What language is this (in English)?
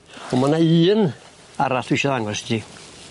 Welsh